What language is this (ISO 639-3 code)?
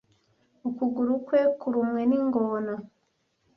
kin